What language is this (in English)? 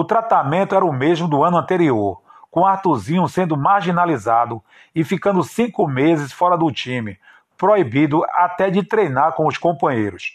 Portuguese